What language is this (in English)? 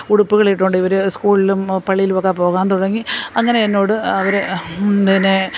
Malayalam